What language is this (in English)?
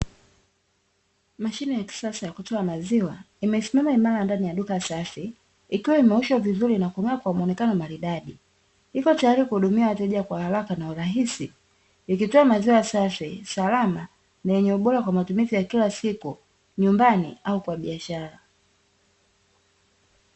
Swahili